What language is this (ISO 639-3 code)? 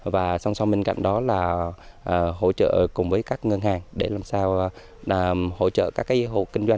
vie